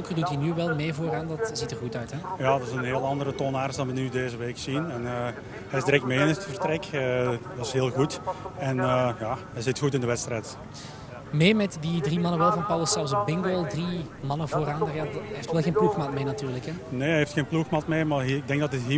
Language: Dutch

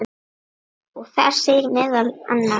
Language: Icelandic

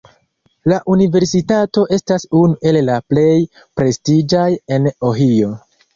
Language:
Esperanto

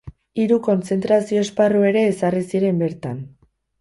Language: Basque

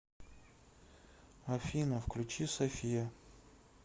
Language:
Russian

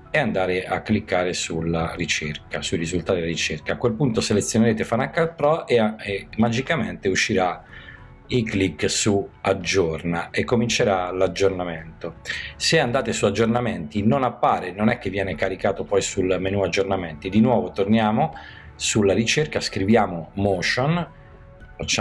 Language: Italian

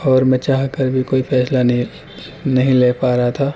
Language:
Urdu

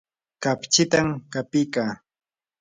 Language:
Yanahuanca Pasco Quechua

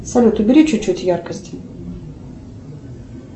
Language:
Russian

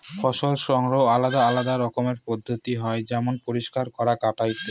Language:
Bangla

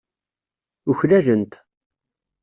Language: Kabyle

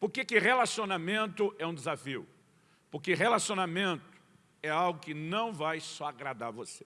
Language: Portuguese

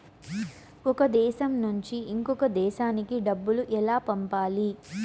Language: Telugu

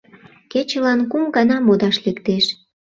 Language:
Mari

